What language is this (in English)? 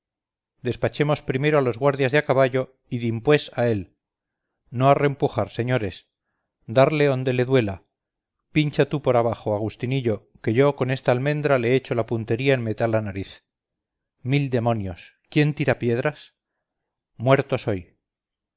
Spanish